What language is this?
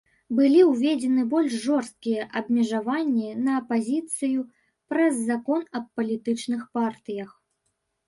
Belarusian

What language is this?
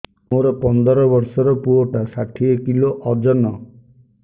Odia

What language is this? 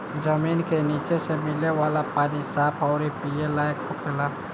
Bhojpuri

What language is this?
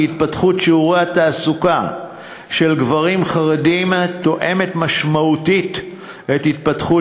Hebrew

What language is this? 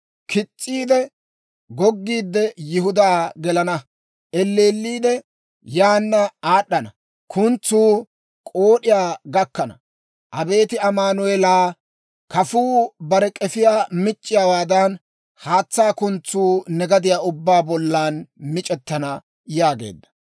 Dawro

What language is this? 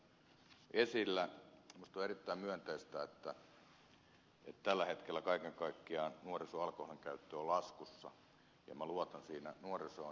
Finnish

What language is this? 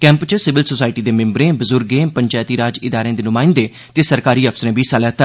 Dogri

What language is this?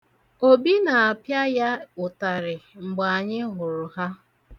Igbo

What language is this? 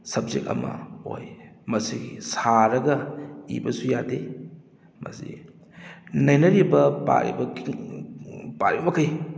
Manipuri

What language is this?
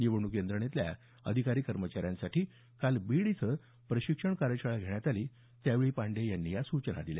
Marathi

